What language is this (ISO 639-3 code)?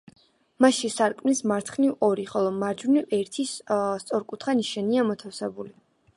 kat